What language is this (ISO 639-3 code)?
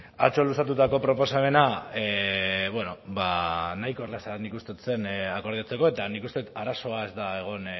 eus